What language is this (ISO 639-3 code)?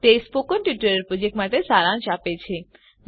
guj